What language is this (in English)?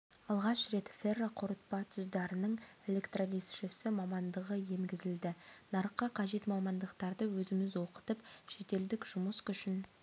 Kazakh